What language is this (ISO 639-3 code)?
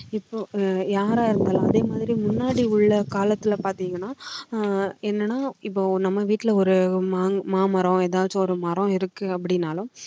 tam